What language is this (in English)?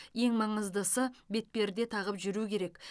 Kazakh